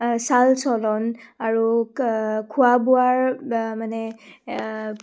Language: Assamese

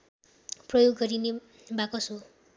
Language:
Nepali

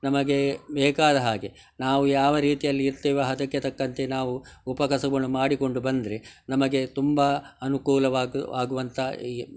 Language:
Kannada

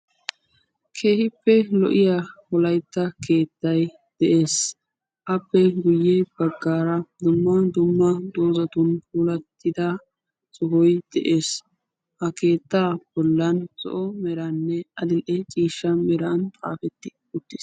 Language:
Wolaytta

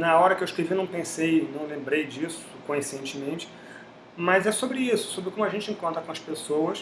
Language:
Portuguese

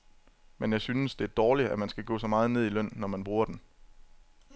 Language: Danish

